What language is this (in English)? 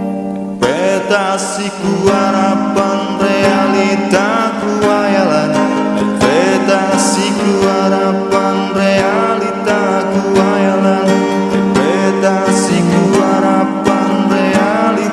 Indonesian